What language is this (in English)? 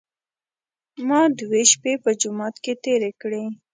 Pashto